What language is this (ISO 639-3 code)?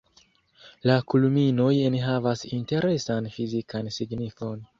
epo